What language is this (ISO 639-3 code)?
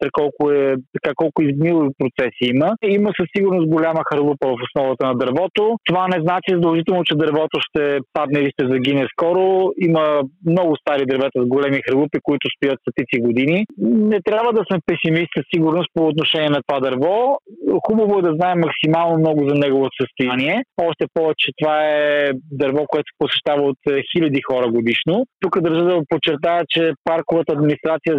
bul